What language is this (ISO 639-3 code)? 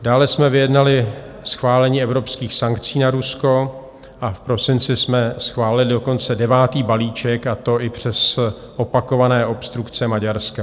ces